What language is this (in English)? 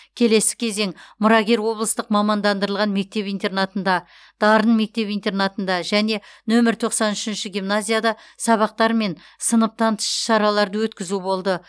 Kazakh